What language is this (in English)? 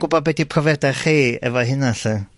Welsh